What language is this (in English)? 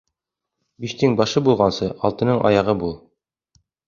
Bashkir